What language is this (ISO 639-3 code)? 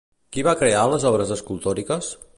cat